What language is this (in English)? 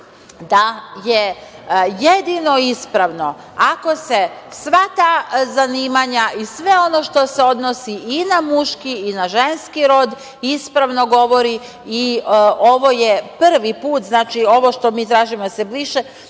Serbian